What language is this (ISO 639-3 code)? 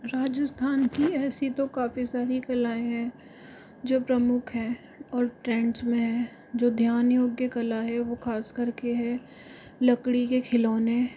hin